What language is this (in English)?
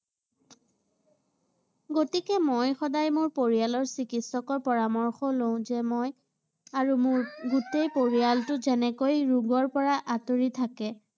Assamese